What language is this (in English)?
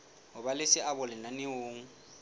Southern Sotho